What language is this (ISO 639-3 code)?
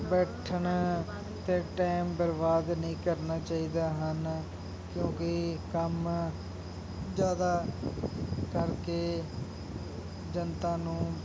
pan